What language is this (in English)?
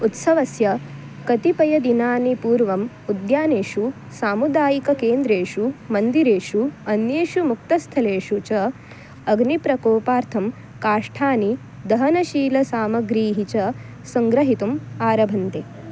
Sanskrit